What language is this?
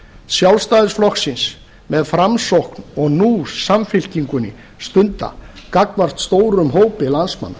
Icelandic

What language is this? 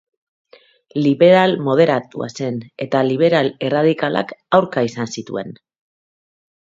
Basque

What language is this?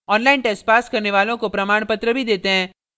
Hindi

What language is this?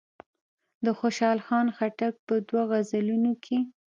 Pashto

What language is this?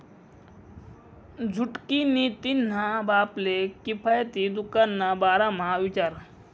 Marathi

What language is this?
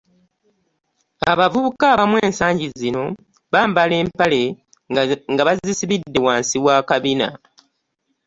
Ganda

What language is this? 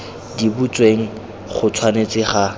Tswana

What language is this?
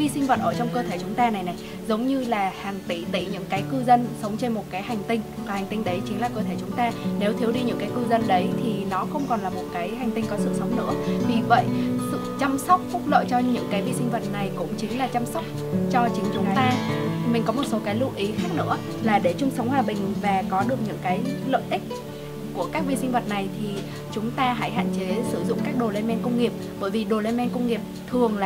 Vietnamese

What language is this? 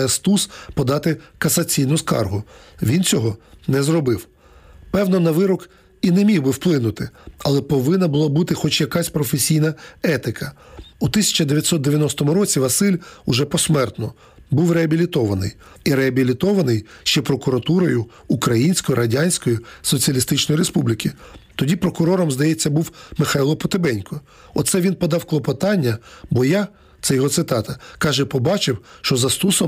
Ukrainian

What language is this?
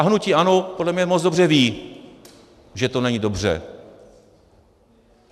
Czech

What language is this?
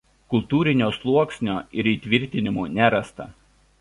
Lithuanian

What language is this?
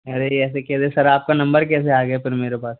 Hindi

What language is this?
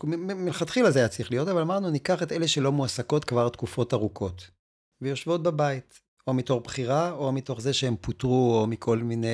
Hebrew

